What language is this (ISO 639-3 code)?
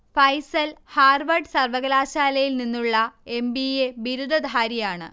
mal